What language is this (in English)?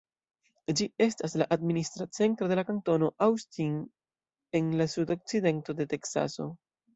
Esperanto